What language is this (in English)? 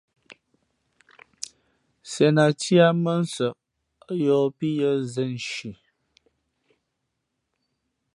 Fe'fe'